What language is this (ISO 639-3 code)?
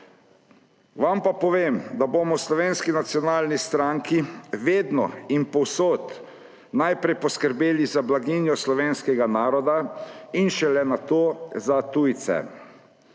slv